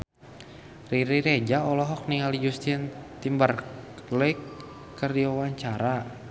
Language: Sundanese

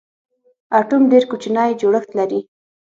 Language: Pashto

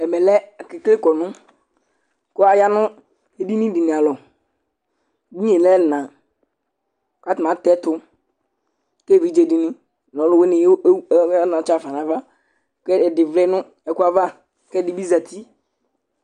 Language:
Ikposo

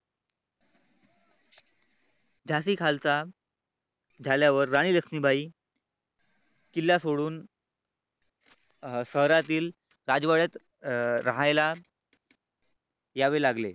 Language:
Marathi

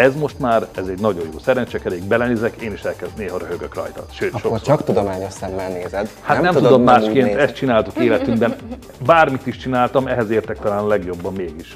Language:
Hungarian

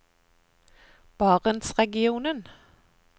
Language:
Norwegian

